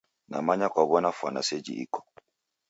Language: Taita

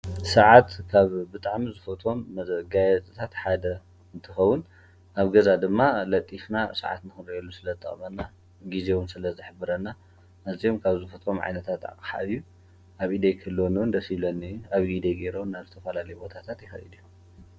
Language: Tigrinya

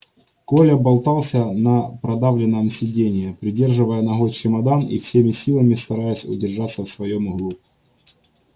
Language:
Russian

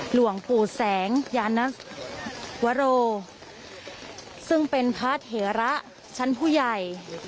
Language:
Thai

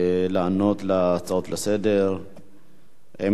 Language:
Hebrew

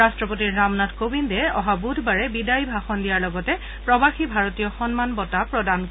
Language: Assamese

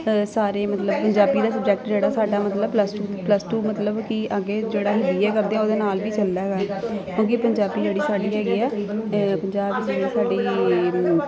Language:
Punjabi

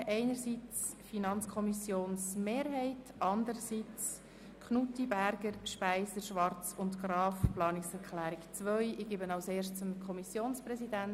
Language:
Swiss German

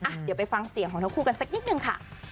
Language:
Thai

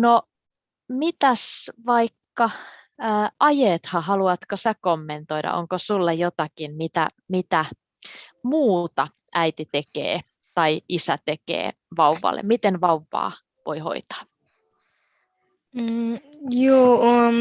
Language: Finnish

